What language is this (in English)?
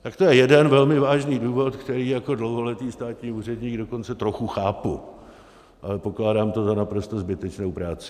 Czech